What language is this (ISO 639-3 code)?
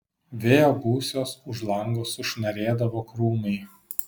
lit